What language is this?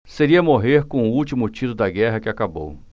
Portuguese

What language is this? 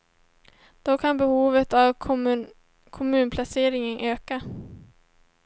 Swedish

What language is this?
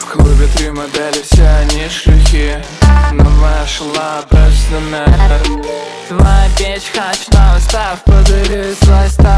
Russian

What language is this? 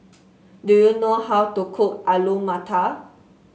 English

